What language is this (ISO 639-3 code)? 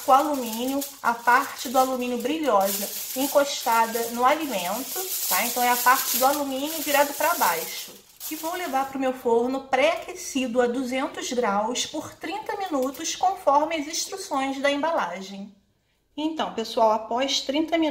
por